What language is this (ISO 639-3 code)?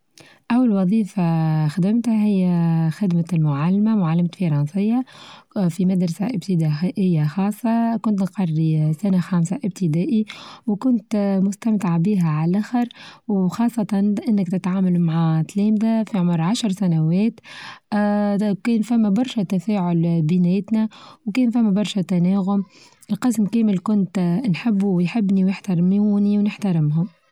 aeb